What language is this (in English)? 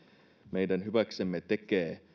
Finnish